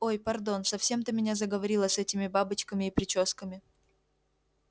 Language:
Russian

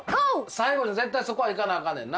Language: Japanese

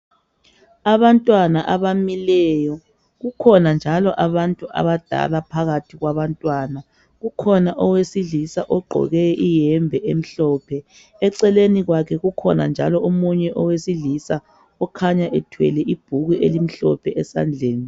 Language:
North Ndebele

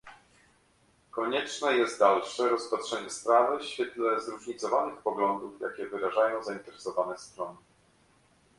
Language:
Polish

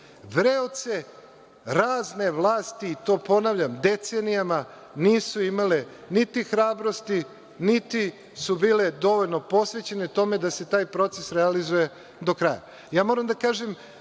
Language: Serbian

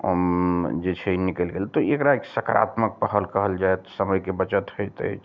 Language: Maithili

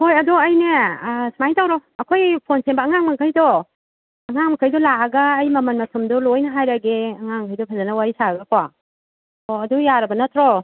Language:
Manipuri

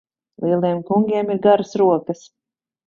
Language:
Latvian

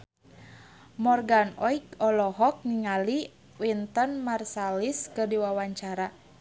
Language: Sundanese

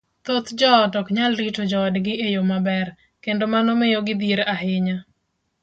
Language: Luo (Kenya and Tanzania)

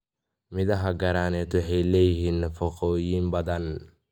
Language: Somali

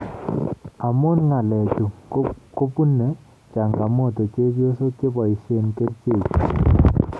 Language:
Kalenjin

